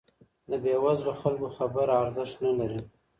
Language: Pashto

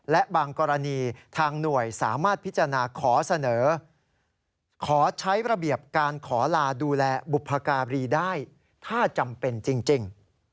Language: Thai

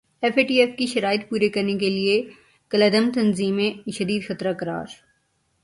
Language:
Urdu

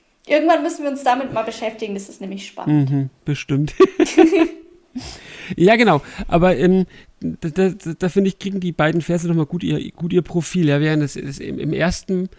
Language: German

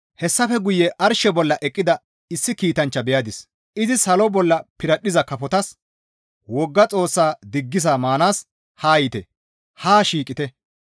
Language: Gamo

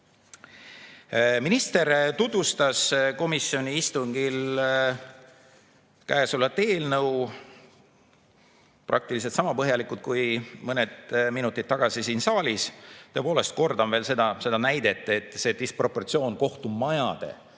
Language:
Estonian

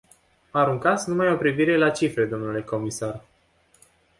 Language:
Romanian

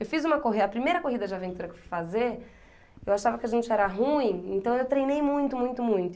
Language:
Portuguese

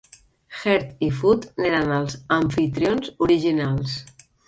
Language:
Catalan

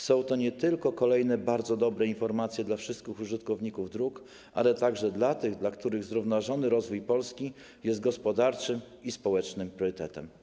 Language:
Polish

